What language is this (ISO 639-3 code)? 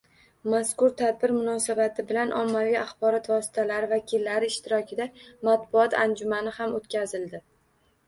uzb